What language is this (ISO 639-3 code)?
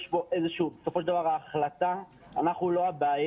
heb